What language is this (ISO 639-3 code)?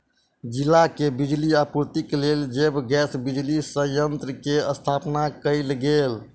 mai